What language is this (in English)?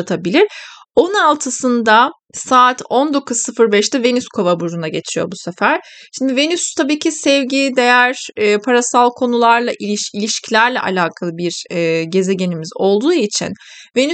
Turkish